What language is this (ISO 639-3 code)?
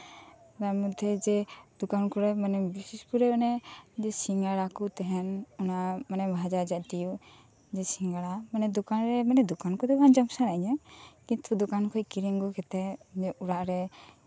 sat